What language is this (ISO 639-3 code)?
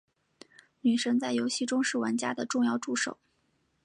zho